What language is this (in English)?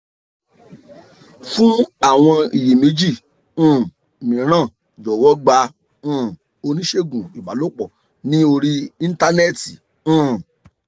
Yoruba